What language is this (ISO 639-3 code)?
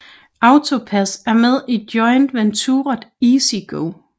dan